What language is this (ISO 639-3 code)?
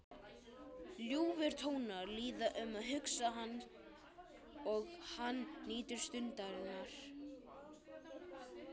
isl